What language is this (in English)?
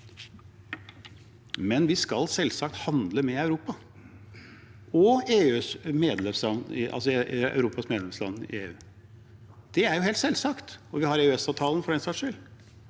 Norwegian